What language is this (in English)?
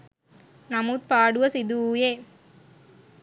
Sinhala